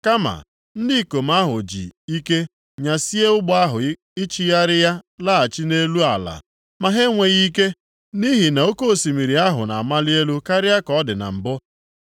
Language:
Igbo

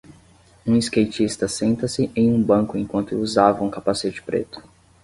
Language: Portuguese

